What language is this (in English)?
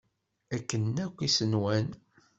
Kabyle